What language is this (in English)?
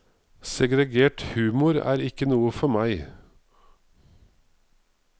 Norwegian